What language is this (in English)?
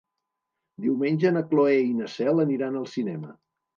Catalan